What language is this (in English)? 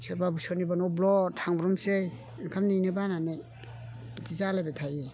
Bodo